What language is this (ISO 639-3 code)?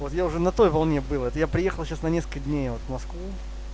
rus